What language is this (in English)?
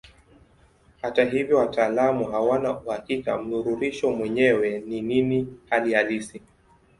Swahili